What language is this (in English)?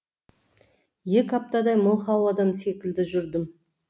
Kazakh